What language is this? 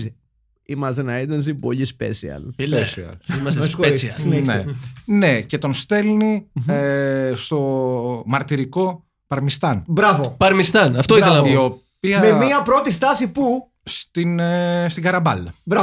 Greek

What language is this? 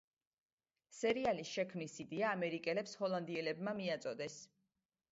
Georgian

